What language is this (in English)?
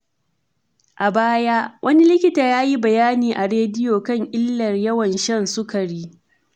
Hausa